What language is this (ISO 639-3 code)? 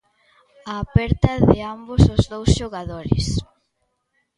glg